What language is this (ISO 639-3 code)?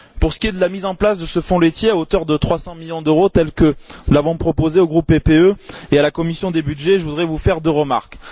fra